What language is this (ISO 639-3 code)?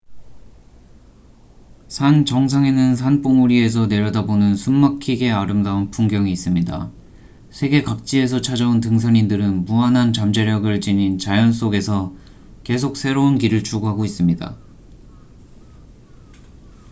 kor